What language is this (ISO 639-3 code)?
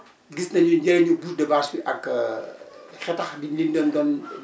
wol